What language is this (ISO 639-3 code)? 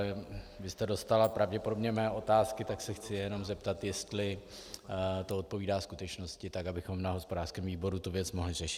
ces